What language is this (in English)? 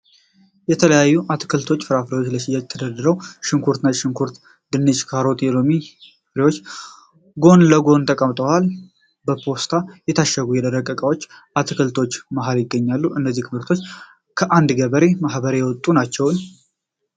Amharic